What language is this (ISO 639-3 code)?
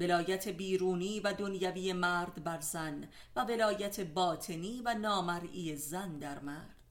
fas